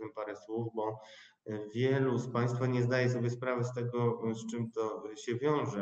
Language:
Polish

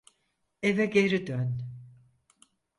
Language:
Turkish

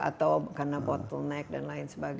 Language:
Indonesian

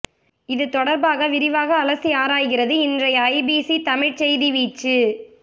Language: Tamil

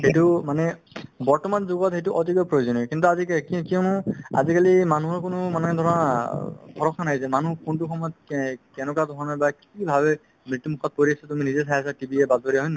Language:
Assamese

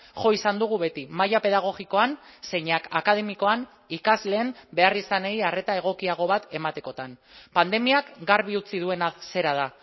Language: Basque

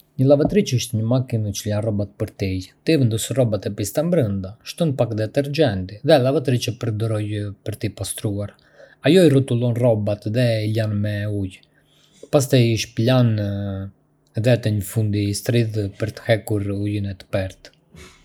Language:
Arbëreshë Albanian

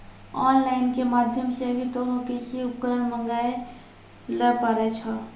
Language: Maithili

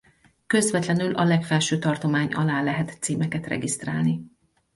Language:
Hungarian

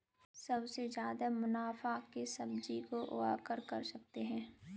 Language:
Hindi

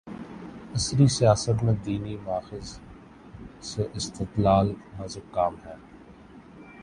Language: Urdu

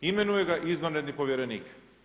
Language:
Croatian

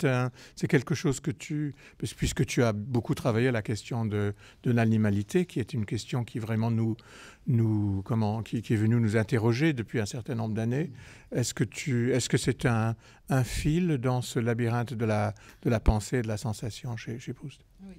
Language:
French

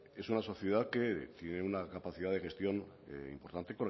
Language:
Spanish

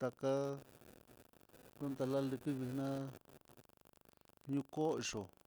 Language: Mitlatongo Mixtec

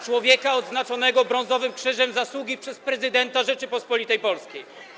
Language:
Polish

